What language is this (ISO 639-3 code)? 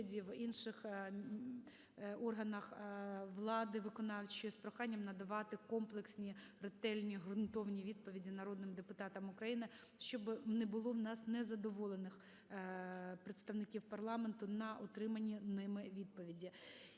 ukr